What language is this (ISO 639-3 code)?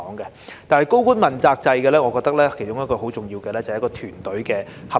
yue